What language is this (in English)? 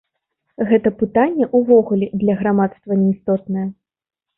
Belarusian